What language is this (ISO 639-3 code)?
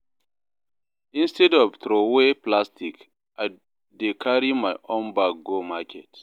pcm